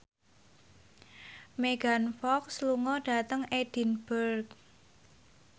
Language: Javanese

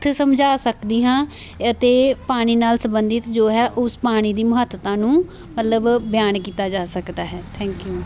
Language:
Punjabi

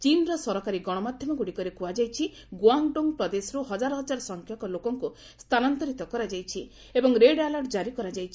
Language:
Odia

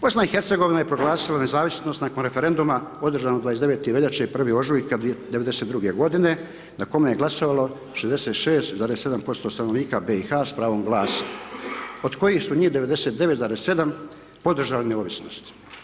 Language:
Croatian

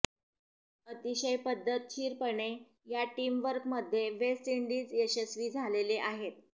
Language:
Marathi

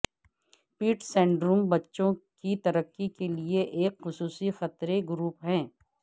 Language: Urdu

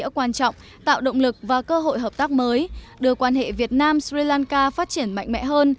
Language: Vietnamese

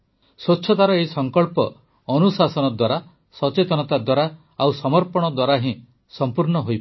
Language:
Odia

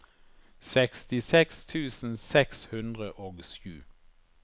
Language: Norwegian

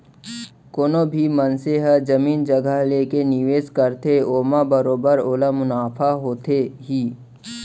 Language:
Chhattisgarhi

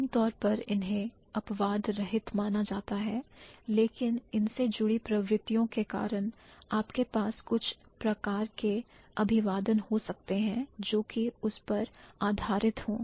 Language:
Hindi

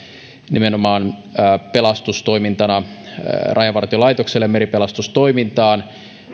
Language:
Finnish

